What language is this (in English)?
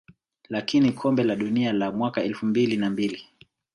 Swahili